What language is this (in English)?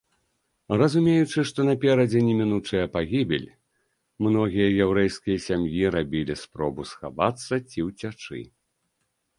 Belarusian